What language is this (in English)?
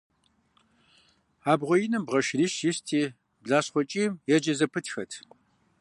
Kabardian